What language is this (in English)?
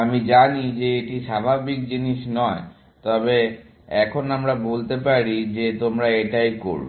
Bangla